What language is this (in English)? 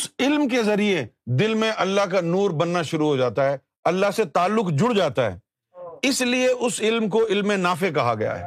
Urdu